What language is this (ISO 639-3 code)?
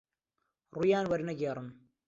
ckb